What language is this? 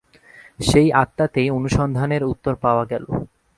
Bangla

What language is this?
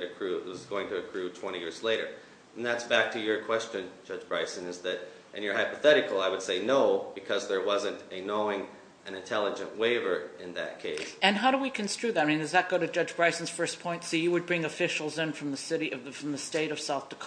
English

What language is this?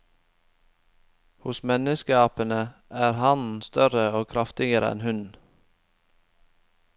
Norwegian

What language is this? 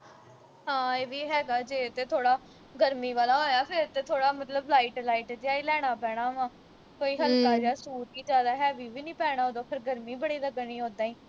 Punjabi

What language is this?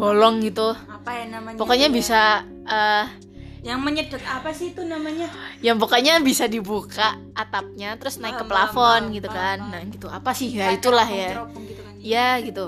Indonesian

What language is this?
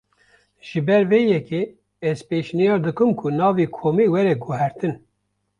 Kurdish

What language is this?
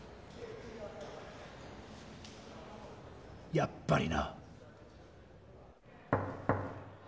Japanese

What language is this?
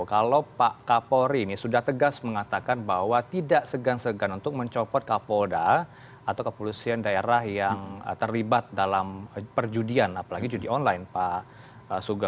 Indonesian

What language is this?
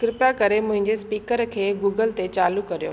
Sindhi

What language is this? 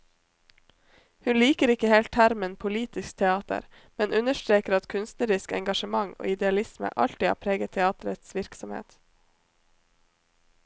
Norwegian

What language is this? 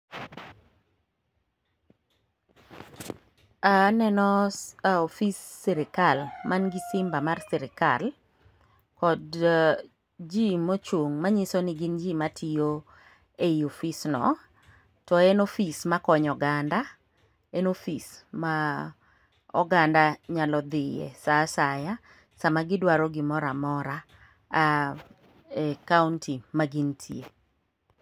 Luo (Kenya and Tanzania)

